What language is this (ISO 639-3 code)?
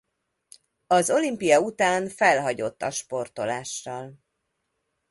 hun